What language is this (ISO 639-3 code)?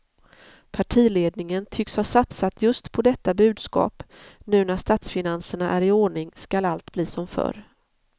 swe